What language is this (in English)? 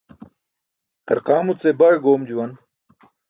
Burushaski